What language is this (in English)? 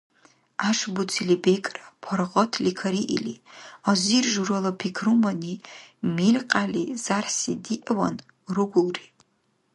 Dargwa